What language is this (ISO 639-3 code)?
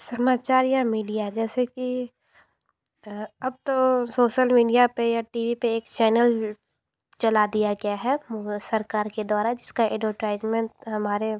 hin